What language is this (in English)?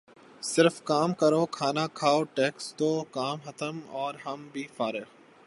Urdu